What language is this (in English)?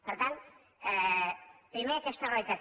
Catalan